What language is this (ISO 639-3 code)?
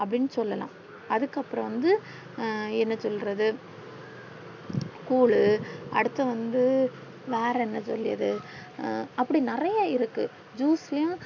tam